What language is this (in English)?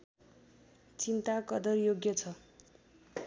Nepali